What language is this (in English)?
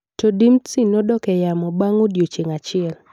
Luo (Kenya and Tanzania)